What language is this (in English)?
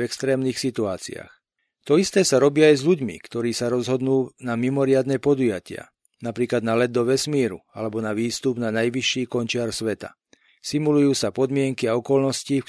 Slovak